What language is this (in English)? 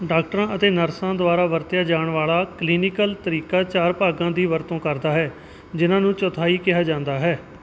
Punjabi